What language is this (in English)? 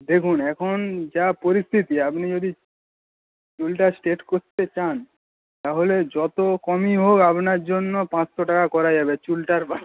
Bangla